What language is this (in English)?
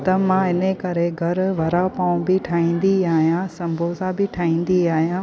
Sindhi